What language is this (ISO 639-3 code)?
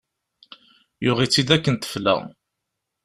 kab